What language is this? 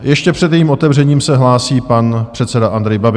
Czech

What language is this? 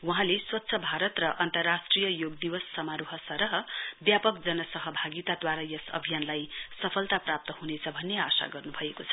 Nepali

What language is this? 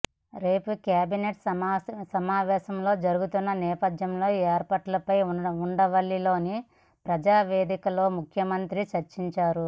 Telugu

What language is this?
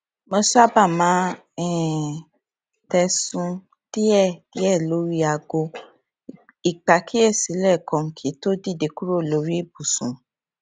Yoruba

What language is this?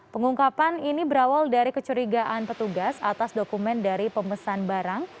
Indonesian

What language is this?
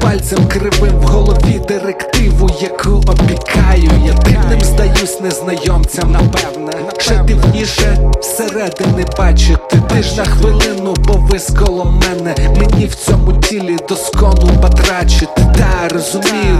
Ukrainian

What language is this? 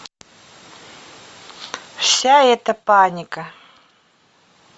Russian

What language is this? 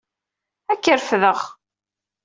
Kabyle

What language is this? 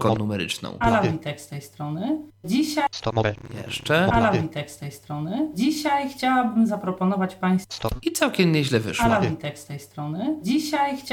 Polish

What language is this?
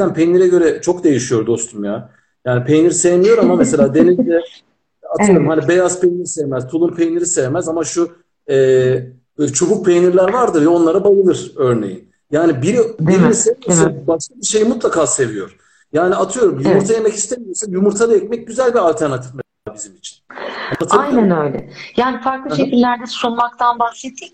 Turkish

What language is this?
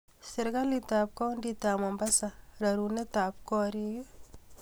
Kalenjin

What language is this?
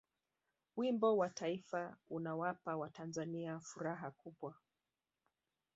Swahili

